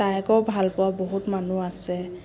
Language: Assamese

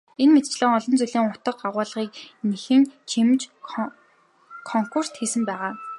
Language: Mongolian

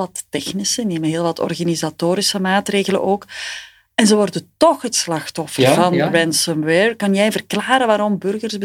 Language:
Dutch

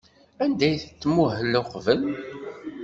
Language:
Kabyle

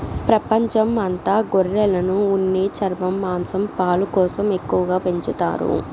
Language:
Telugu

